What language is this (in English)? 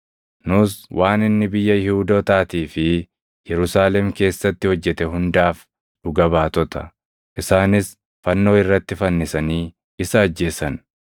Oromo